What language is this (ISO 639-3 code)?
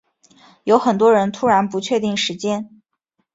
zho